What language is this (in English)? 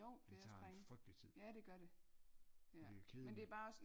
Danish